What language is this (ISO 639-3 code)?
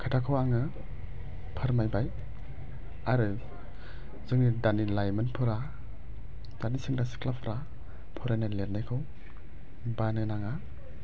brx